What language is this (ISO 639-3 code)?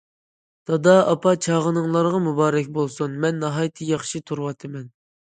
uig